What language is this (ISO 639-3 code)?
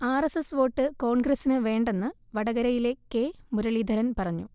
mal